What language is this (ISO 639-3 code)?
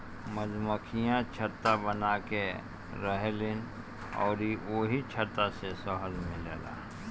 bho